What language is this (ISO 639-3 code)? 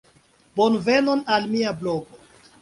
epo